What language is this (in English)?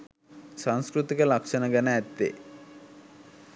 Sinhala